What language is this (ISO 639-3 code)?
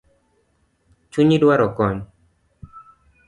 luo